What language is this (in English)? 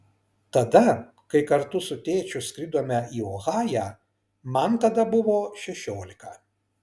Lithuanian